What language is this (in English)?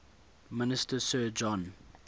English